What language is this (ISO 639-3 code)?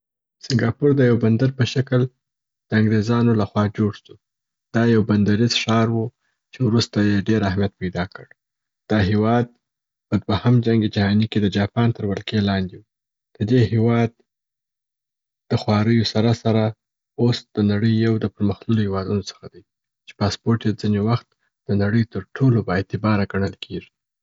pbt